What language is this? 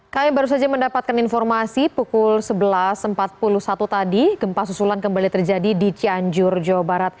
Indonesian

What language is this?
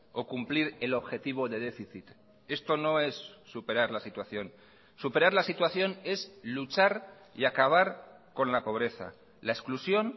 Spanish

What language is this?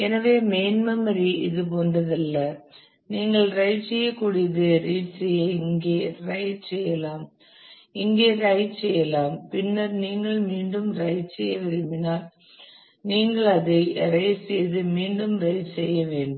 Tamil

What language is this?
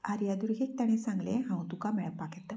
Konkani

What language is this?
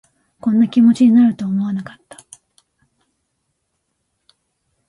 Japanese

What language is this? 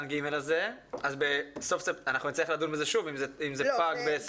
Hebrew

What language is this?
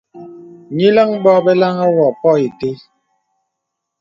Bebele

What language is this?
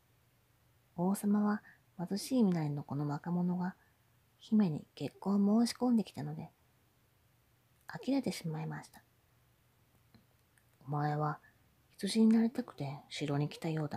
Japanese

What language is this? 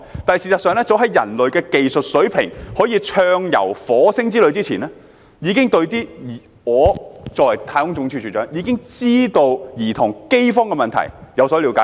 Cantonese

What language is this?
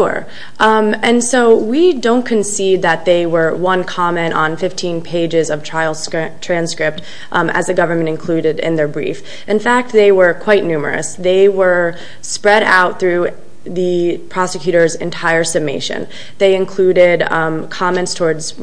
English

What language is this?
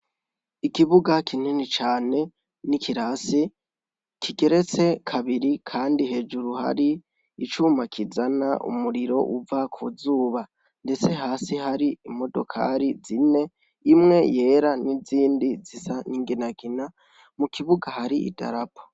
Rundi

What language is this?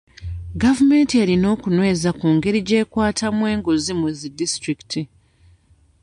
Ganda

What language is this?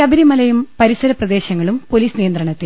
Malayalam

